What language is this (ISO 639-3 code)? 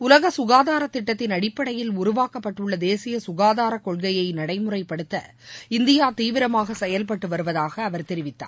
tam